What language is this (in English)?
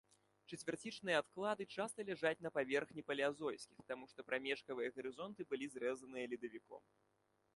Belarusian